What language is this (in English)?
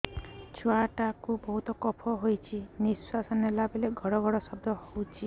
Odia